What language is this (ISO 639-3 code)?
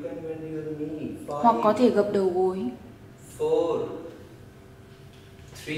vie